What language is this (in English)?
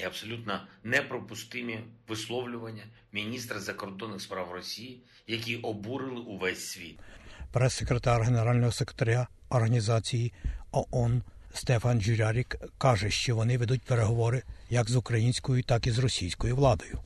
Ukrainian